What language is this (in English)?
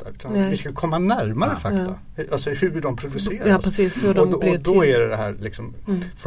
Swedish